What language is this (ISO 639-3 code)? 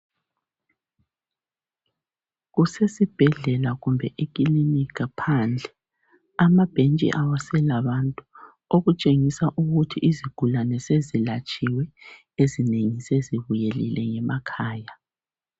nde